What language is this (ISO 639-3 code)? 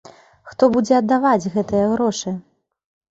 bel